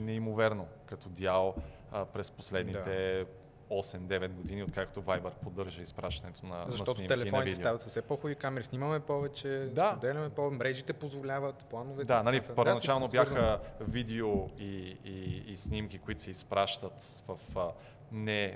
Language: Bulgarian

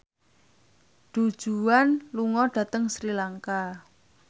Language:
Javanese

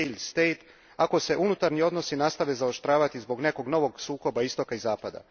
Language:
Croatian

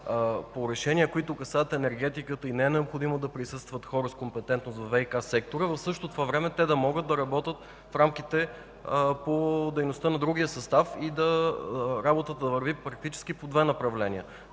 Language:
Bulgarian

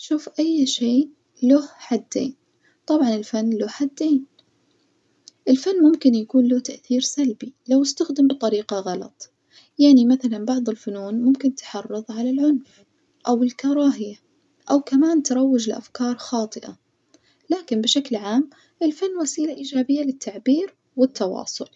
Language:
Najdi Arabic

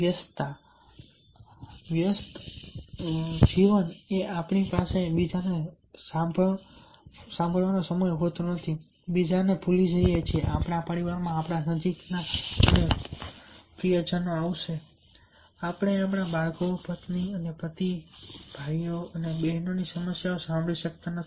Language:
Gujarati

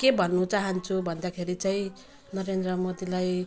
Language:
Nepali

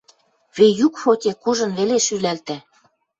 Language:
Western Mari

